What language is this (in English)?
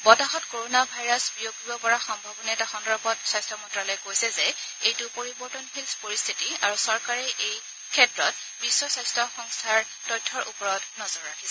Assamese